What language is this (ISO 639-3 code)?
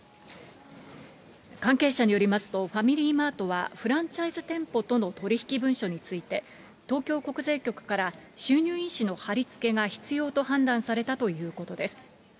jpn